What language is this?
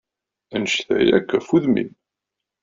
Kabyle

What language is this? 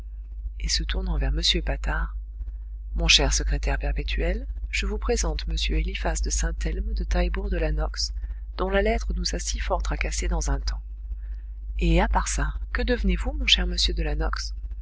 French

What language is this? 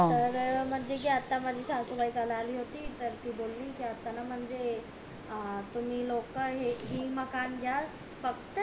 Marathi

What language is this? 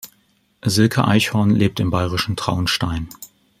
German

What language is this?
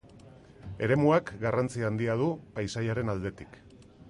Basque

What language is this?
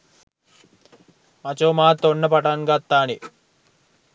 Sinhala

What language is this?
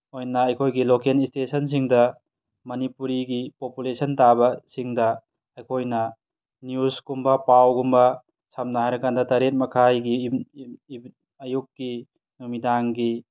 Manipuri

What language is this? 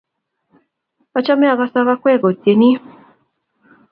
Kalenjin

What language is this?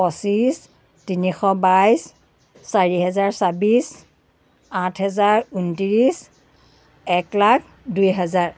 Assamese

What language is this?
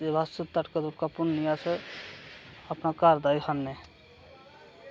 Dogri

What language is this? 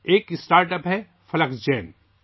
Urdu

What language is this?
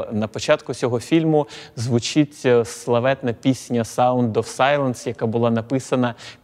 Ukrainian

